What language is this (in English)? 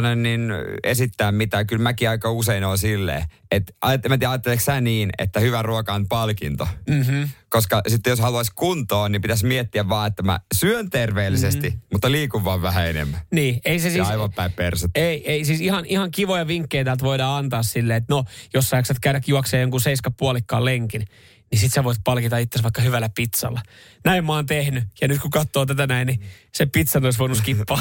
Finnish